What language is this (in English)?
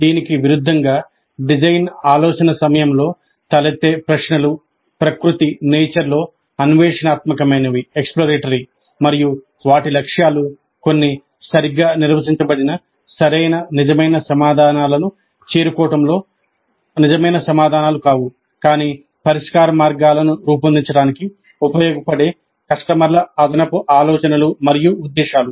Telugu